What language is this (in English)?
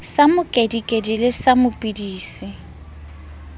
Southern Sotho